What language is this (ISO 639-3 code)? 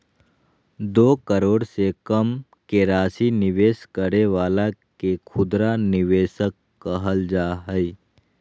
mag